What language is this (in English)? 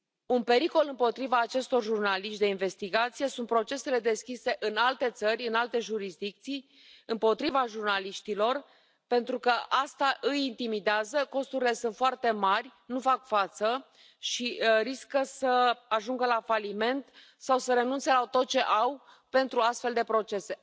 Romanian